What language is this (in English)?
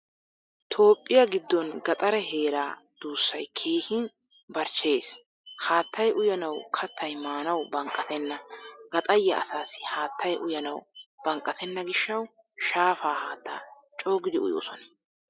Wolaytta